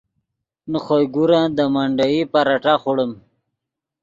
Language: Yidgha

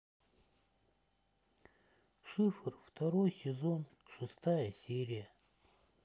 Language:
Russian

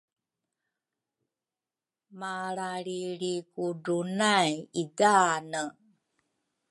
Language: Rukai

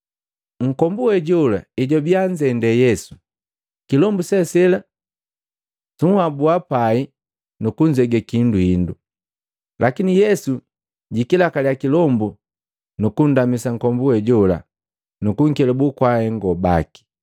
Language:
Matengo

